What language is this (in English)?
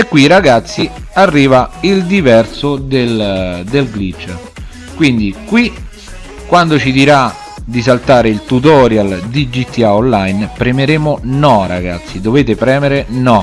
Italian